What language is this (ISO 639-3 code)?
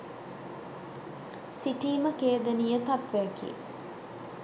sin